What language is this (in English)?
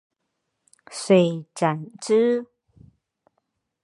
Chinese